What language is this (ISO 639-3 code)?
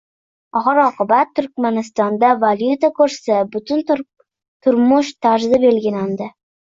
uzb